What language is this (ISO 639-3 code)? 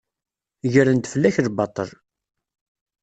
kab